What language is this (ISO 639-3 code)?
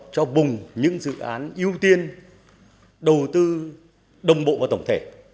vie